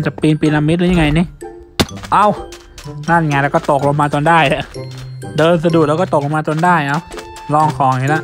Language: Thai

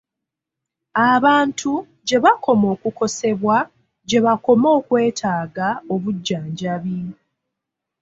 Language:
Ganda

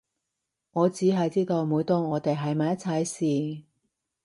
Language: Cantonese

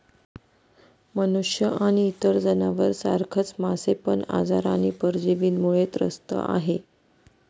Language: Marathi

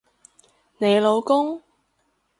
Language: Cantonese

